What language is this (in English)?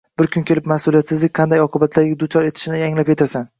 Uzbek